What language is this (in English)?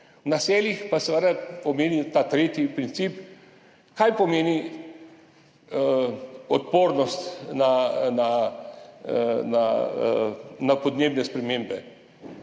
Slovenian